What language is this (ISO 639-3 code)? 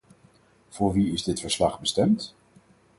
nld